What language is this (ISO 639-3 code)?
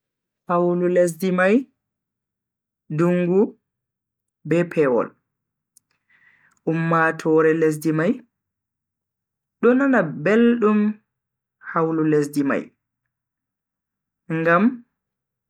fui